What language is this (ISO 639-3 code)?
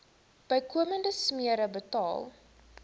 afr